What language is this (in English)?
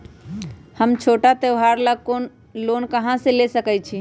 Magahi